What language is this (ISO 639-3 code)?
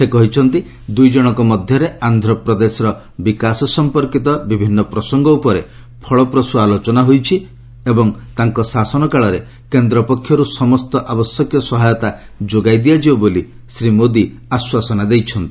ori